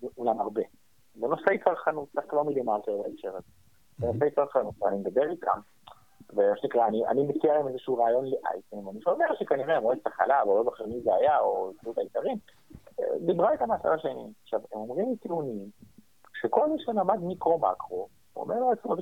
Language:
Hebrew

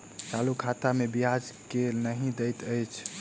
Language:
Maithili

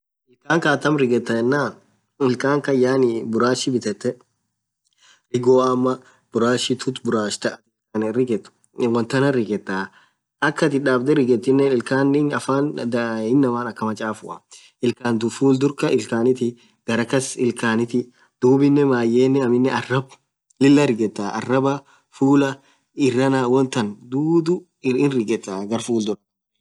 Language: Orma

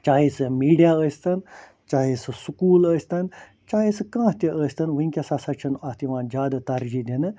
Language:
Kashmiri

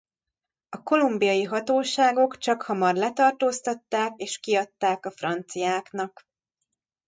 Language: Hungarian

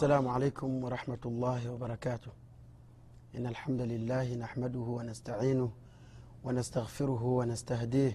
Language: Swahili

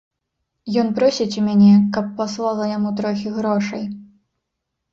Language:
Belarusian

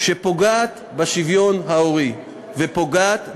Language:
Hebrew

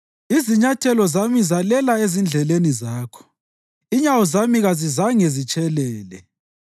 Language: North Ndebele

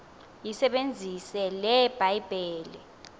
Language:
Xhosa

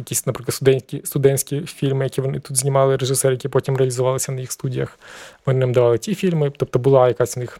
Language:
Ukrainian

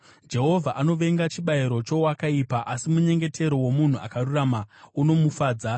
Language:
Shona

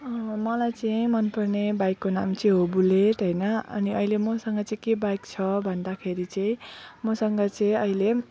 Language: Nepali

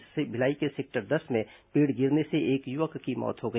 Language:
Hindi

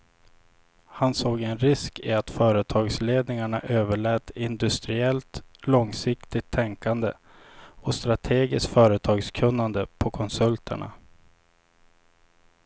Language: Swedish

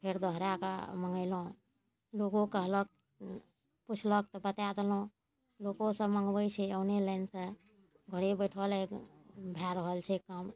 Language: Maithili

